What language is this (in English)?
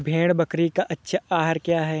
Hindi